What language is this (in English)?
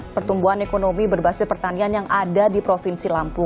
Indonesian